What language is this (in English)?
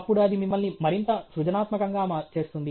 Telugu